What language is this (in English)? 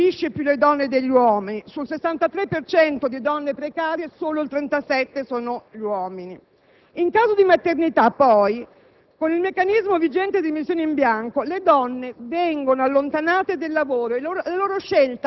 Italian